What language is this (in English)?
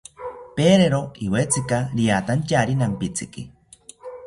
South Ucayali Ashéninka